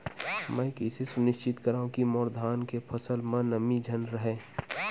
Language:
Chhattisgarhi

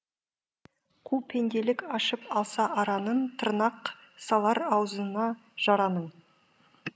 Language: Kazakh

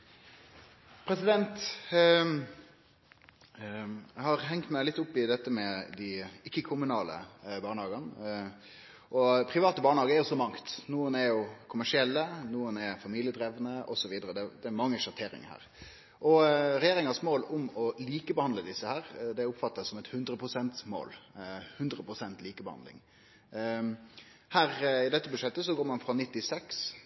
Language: Norwegian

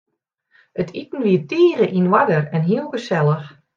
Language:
Western Frisian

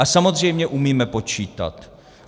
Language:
Czech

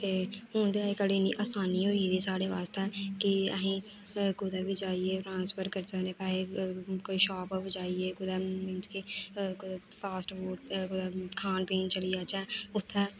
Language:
Dogri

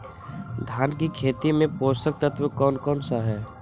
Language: Magahi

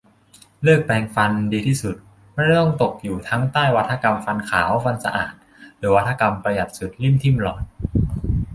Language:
Thai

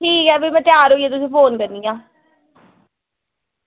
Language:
Dogri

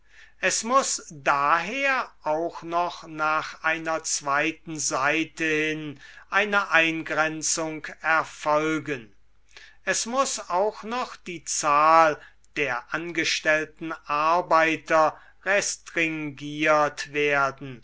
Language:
German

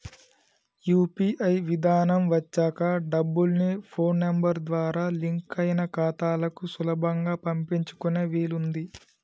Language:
Telugu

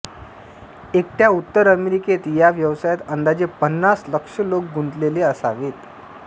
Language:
Marathi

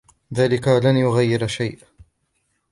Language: Arabic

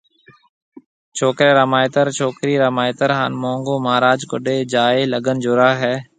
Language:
Marwari (Pakistan)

